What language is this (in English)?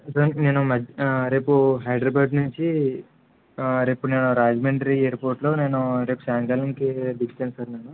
Telugu